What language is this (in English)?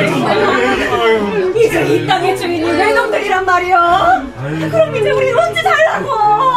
Korean